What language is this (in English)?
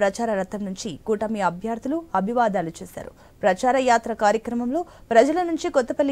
Telugu